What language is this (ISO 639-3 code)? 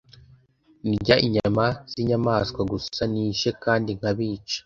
kin